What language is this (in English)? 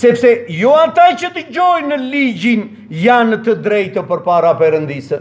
Romanian